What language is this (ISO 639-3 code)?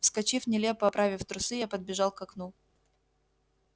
rus